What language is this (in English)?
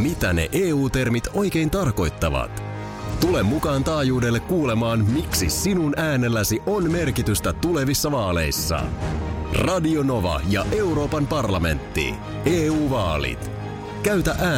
Finnish